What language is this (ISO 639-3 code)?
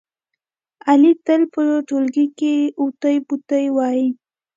pus